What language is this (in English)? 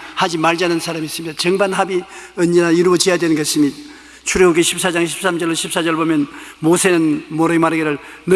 Korean